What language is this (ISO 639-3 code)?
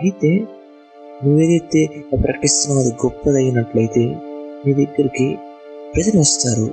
tel